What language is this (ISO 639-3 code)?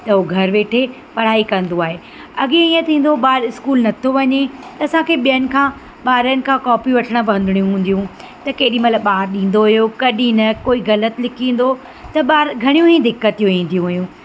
snd